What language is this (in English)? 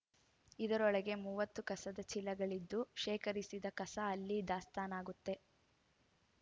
Kannada